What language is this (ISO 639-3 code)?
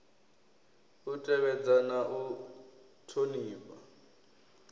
ven